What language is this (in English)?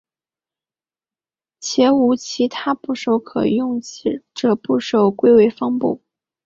Chinese